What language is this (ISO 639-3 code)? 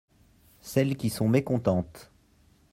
fra